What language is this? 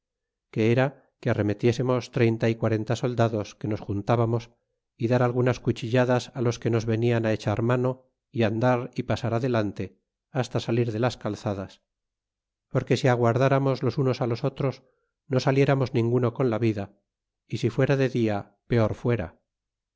Spanish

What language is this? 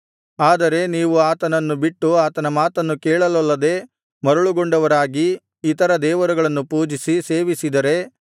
Kannada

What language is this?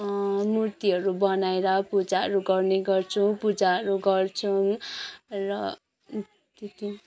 Nepali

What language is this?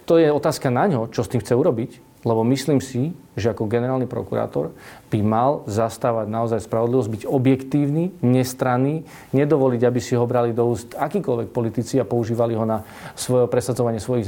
Slovak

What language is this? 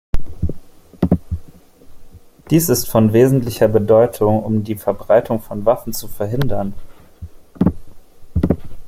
German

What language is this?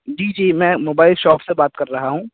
Urdu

